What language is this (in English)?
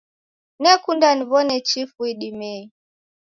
Taita